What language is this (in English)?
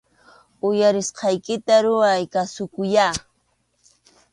Arequipa-La Unión Quechua